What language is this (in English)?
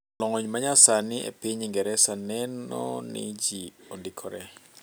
Luo (Kenya and Tanzania)